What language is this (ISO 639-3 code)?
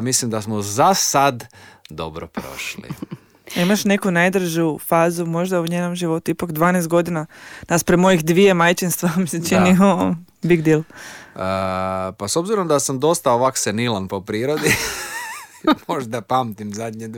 hrv